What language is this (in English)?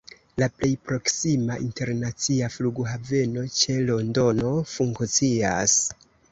Esperanto